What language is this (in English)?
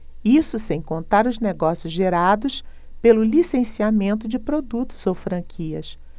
Portuguese